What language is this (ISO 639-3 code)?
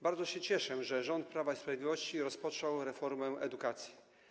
pol